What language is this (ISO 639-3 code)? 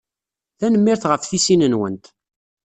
kab